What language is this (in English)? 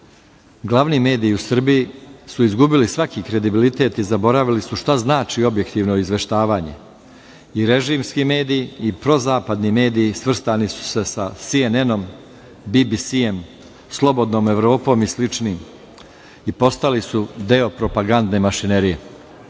Serbian